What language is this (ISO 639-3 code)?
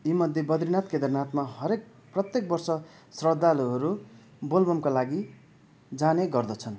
nep